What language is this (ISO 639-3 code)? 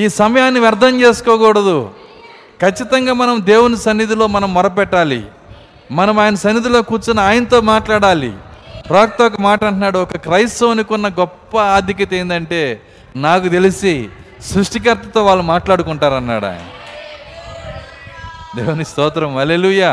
tel